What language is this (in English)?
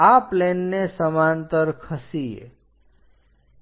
Gujarati